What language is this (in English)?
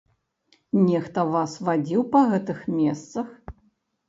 Belarusian